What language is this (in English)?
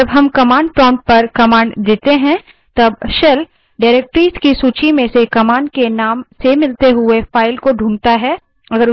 Hindi